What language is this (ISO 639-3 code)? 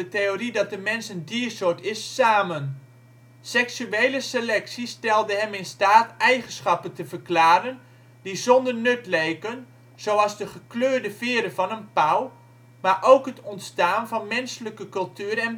nld